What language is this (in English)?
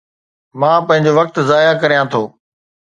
Sindhi